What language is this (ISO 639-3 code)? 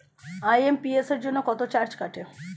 ben